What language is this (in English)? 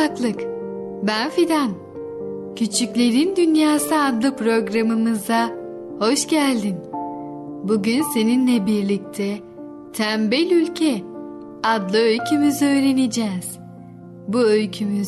Turkish